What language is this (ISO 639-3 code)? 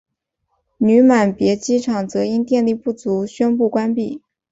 zho